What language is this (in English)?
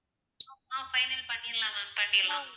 Tamil